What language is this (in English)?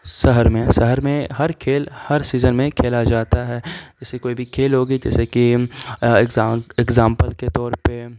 Urdu